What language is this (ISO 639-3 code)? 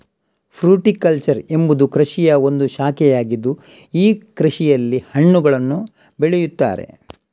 kan